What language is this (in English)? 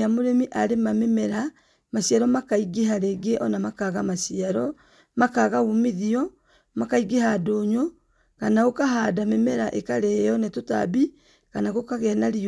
Kikuyu